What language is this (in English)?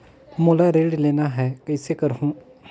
Chhattisgarhi